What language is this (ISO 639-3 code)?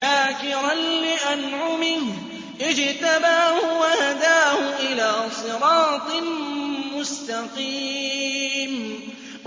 ara